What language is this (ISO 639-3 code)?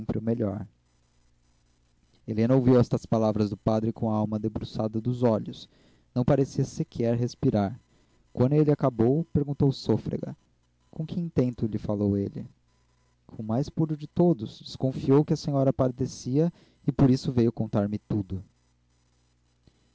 por